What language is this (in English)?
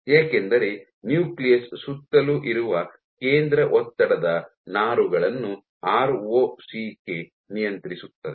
Kannada